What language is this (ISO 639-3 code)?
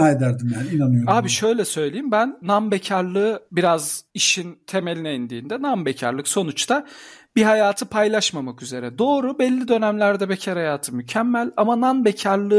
tur